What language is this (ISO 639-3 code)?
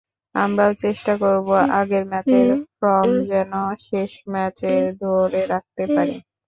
ben